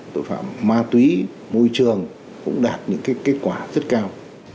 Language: Vietnamese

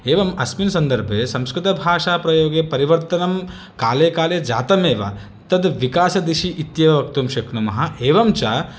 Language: Sanskrit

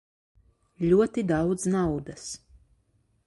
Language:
Latvian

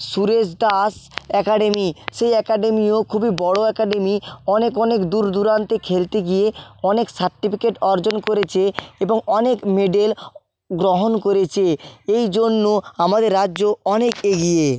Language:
Bangla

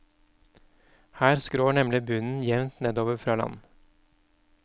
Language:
Norwegian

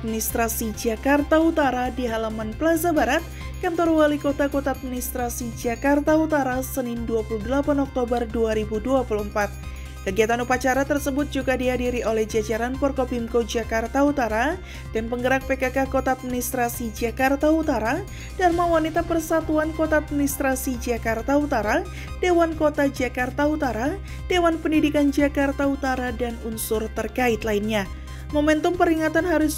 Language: Indonesian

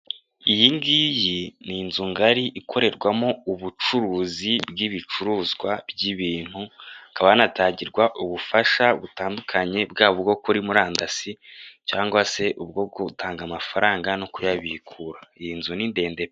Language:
Kinyarwanda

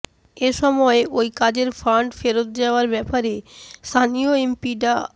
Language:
Bangla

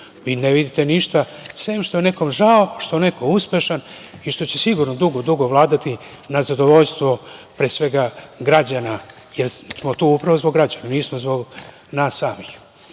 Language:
Serbian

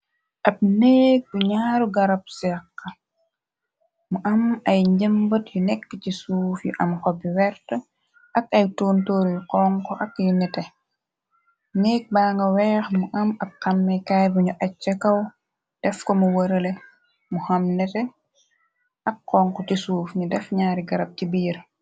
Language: Wolof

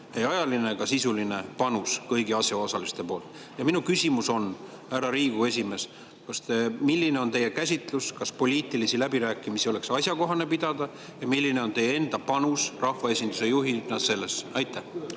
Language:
Estonian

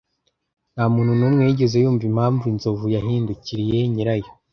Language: Kinyarwanda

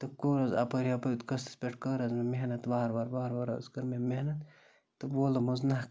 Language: Kashmiri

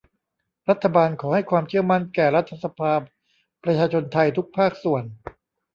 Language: Thai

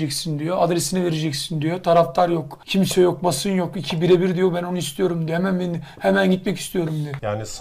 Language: Turkish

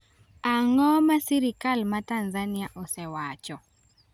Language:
Luo (Kenya and Tanzania)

